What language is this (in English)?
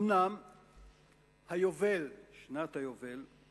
Hebrew